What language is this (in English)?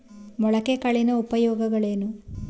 Kannada